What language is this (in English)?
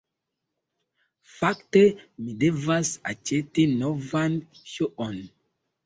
Esperanto